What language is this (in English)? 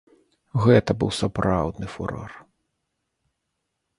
Belarusian